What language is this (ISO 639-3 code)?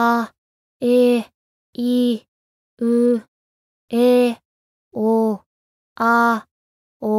jpn